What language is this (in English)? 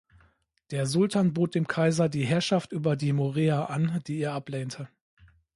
German